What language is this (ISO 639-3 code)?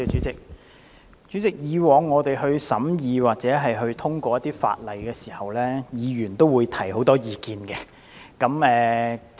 yue